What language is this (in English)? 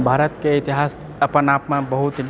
Maithili